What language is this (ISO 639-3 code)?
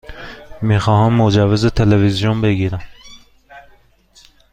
fas